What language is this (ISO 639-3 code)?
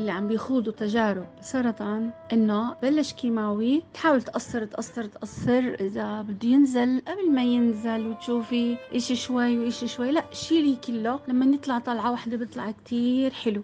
ara